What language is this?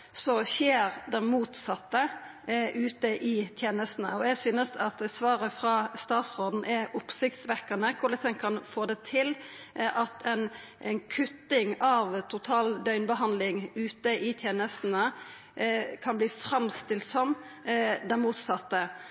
Norwegian Nynorsk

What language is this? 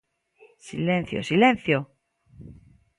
Galician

